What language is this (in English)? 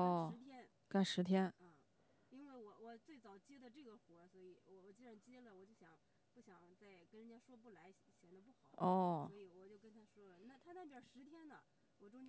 Chinese